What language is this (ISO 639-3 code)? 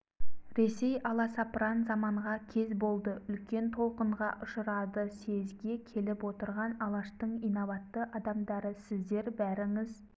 kaz